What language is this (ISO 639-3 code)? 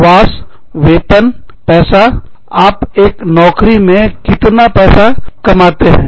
hin